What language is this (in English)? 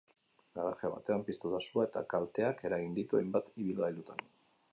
Basque